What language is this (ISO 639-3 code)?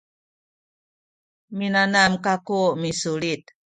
szy